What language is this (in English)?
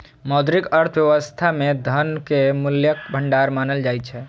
Maithili